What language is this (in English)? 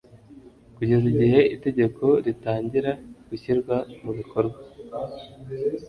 Kinyarwanda